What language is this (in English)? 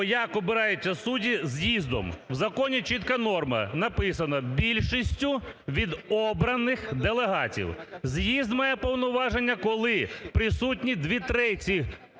Ukrainian